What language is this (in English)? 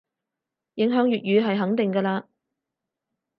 Cantonese